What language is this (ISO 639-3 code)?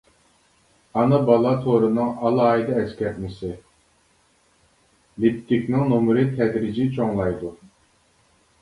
uig